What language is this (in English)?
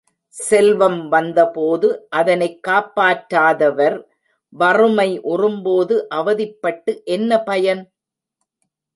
Tamil